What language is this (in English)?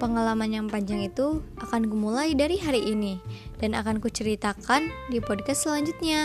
Indonesian